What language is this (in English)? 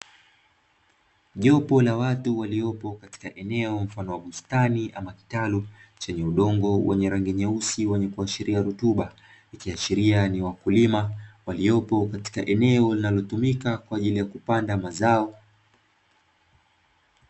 Swahili